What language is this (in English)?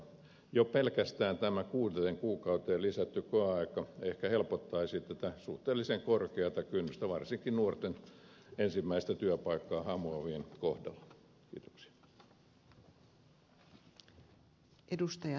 Finnish